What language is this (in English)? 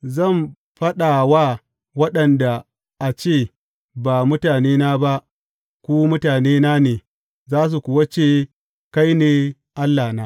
Hausa